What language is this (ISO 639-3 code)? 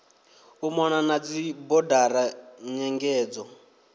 ven